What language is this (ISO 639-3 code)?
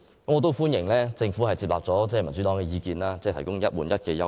yue